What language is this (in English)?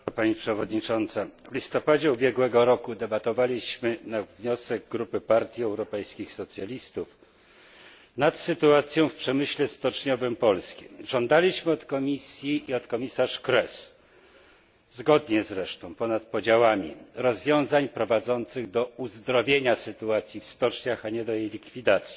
Polish